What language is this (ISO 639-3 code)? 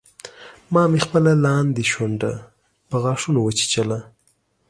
pus